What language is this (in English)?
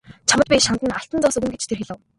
Mongolian